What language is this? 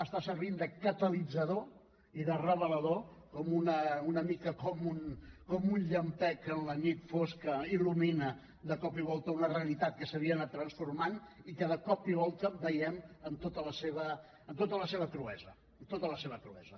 Catalan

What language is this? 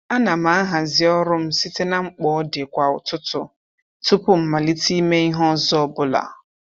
Igbo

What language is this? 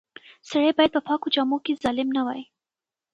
Pashto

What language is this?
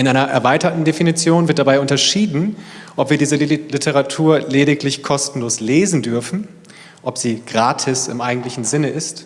German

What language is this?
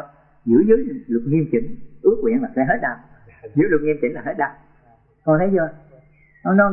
Vietnamese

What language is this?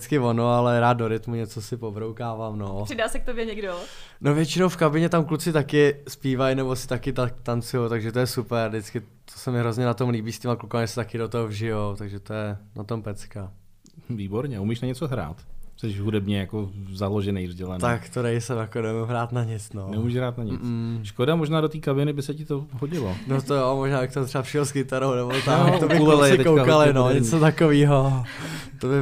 Czech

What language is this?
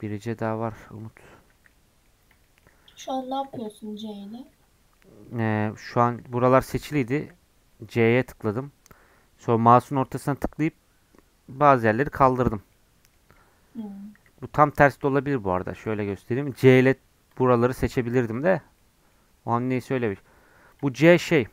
Turkish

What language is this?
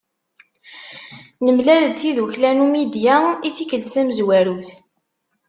Kabyle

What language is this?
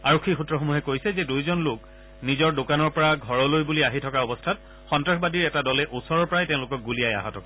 Assamese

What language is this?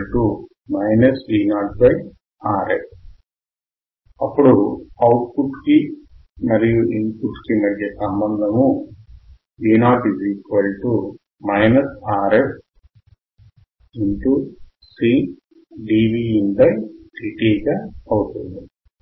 Telugu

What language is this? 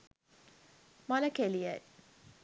Sinhala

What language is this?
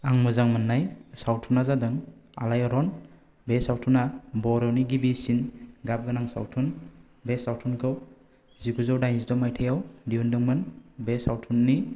Bodo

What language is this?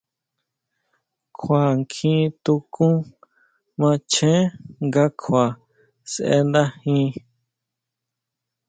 Huautla Mazatec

